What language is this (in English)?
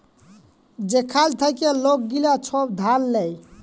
Bangla